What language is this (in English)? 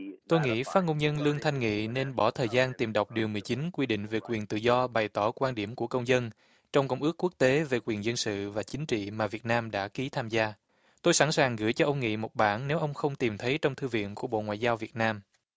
Vietnamese